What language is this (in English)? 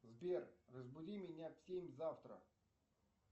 Russian